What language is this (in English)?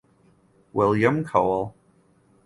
English